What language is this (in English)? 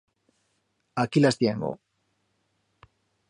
Aragonese